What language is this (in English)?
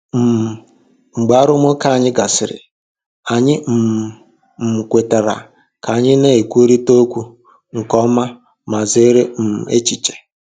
Igbo